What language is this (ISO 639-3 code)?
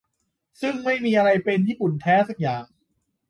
tha